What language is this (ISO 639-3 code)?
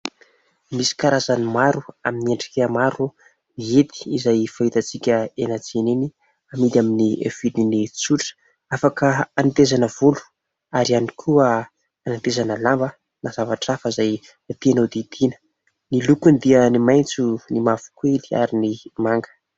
mlg